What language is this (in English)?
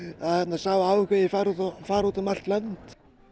Icelandic